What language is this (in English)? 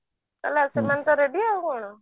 Odia